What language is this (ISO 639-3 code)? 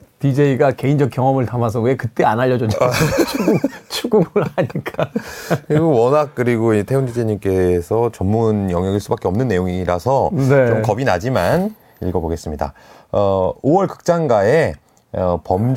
kor